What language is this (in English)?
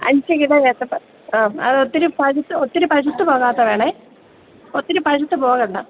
Malayalam